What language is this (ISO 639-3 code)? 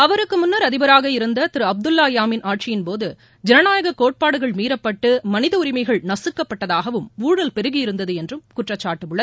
tam